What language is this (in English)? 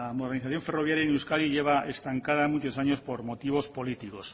Spanish